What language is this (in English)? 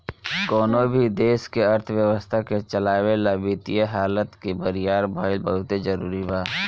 Bhojpuri